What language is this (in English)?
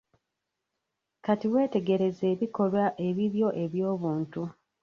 Ganda